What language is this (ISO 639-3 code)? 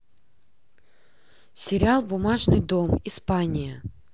rus